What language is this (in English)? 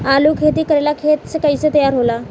Bhojpuri